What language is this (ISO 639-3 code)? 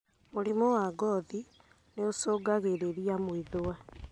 kik